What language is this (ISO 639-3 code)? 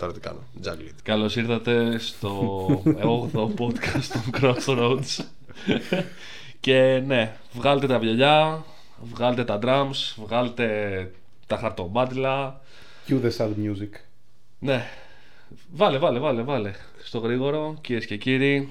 ell